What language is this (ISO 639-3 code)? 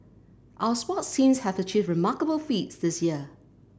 eng